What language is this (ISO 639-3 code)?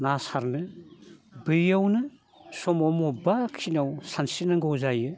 brx